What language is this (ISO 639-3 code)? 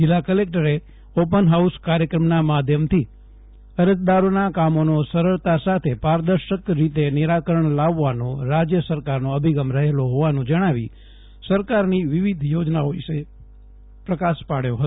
guj